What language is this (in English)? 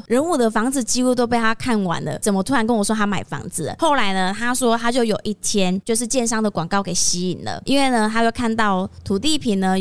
Chinese